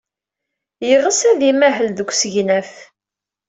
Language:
Kabyle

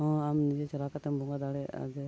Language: Santali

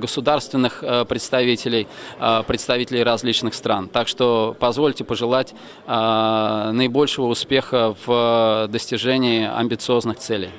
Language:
Russian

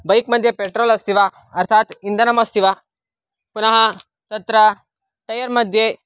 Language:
Sanskrit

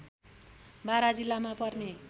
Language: Nepali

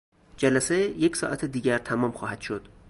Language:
Persian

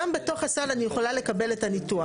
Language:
Hebrew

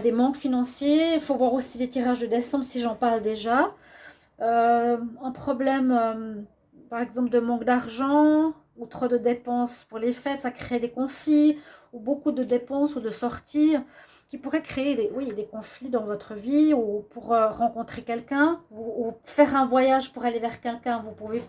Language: French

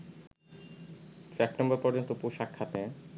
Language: Bangla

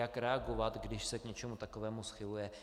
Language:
Czech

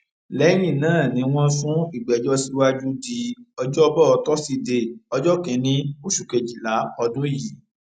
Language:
Yoruba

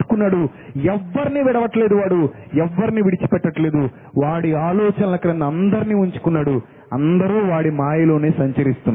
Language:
Telugu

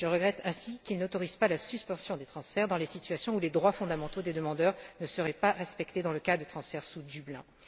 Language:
French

